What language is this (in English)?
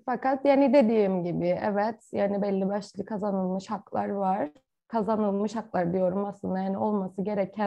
Turkish